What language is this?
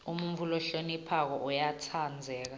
Swati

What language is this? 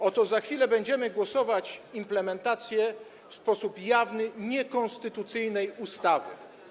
Polish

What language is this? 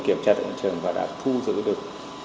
Vietnamese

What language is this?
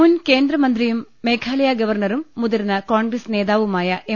Malayalam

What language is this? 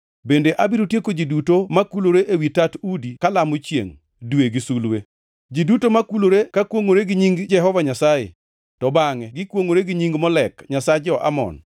Luo (Kenya and Tanzania)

